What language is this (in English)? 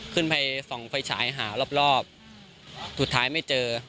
Thai